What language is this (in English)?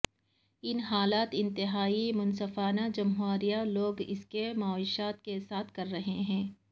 Urdu